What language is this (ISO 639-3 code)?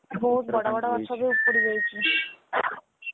ori